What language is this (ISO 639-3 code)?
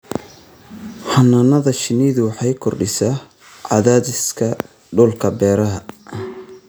som